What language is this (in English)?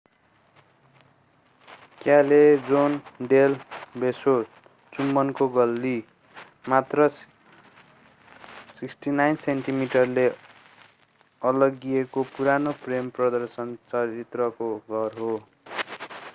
Nepali